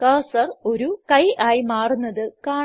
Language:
Malayalam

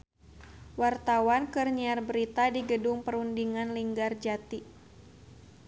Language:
Sundanese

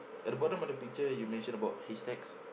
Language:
English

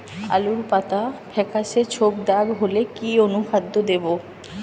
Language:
Bangla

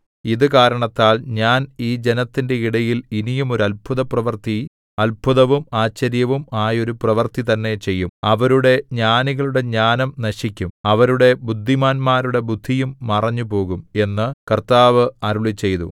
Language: Malayalam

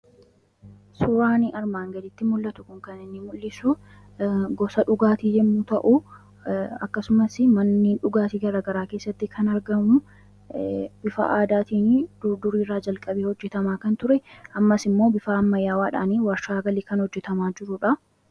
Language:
Oromo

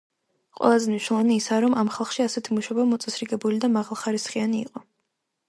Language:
Georgian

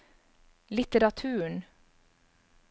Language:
Norwegian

